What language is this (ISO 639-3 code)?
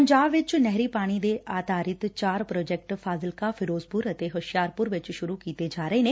pan